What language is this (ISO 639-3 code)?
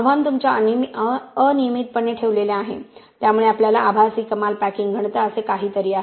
mar